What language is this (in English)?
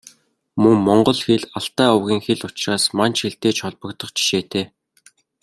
Mongolian